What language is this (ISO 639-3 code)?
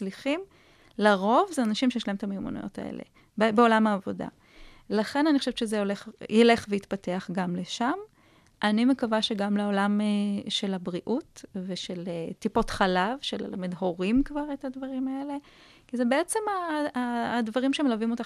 heb